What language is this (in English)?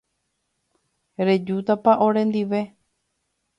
Guarani